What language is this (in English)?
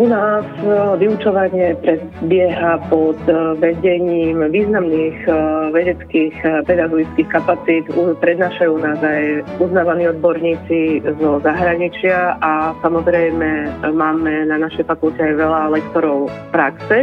Slovak